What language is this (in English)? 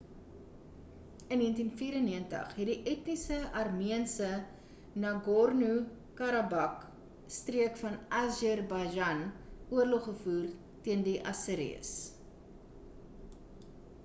Afrikaans